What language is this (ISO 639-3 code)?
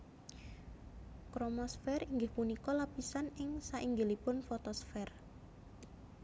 jav